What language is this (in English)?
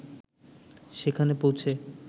Bangla